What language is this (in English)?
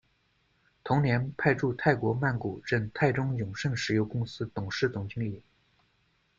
Chinese